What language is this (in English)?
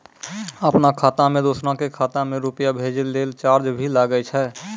Maithili